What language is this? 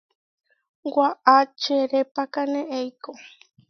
Huarijio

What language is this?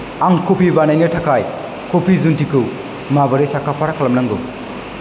Bodo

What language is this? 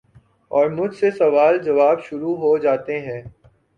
Urdu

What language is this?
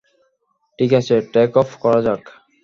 Bangla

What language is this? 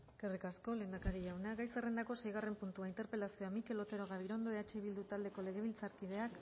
Basque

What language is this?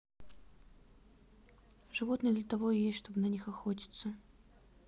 Russian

